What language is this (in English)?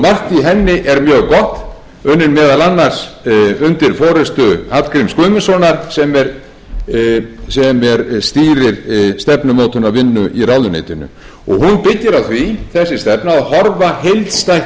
Icelandic